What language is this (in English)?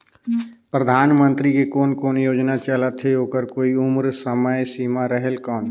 Chhattisgarhi